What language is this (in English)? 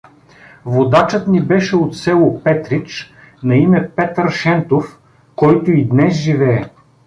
Bulgarian